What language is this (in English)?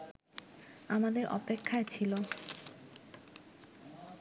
Bangla